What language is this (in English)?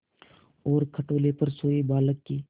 Hindi